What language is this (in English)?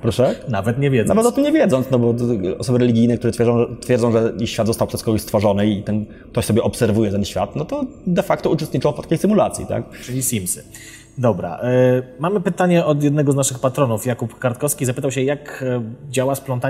Polish